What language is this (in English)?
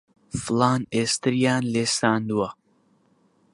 Central Kurdish